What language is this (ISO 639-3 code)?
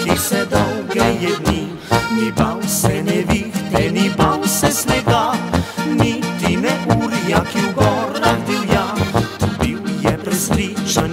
ron